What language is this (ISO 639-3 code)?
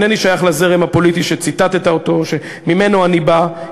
heb